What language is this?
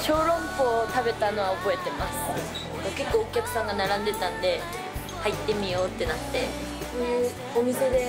Japanese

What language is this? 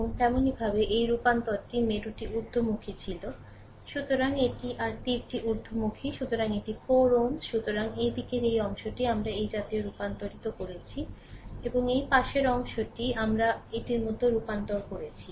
Bangla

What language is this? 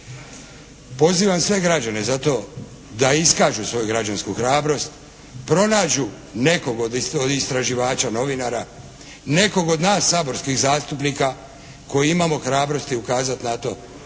Croatian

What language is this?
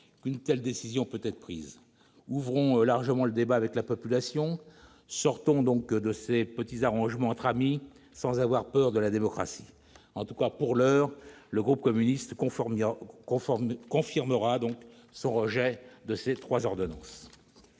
French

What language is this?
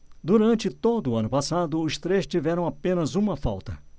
Portuguese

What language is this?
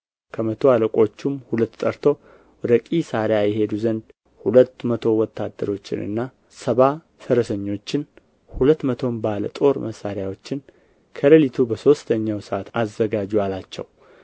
Amharic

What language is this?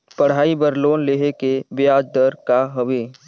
Chhattisgarhi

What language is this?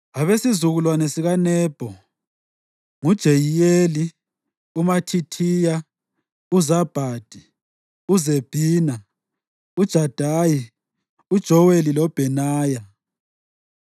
North Ndebele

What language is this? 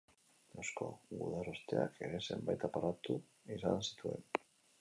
Basque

